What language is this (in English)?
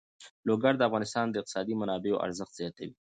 Pashto